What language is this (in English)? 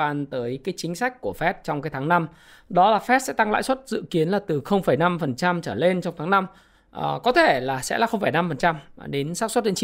Vietnamese